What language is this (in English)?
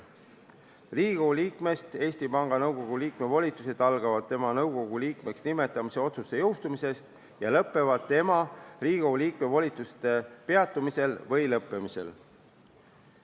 Estonian